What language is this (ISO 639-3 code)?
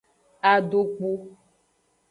ajg